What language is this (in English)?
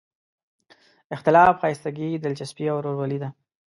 Pashto